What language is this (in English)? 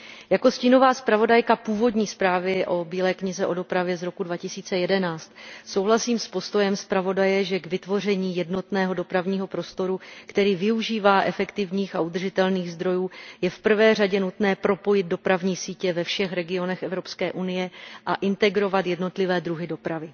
Czech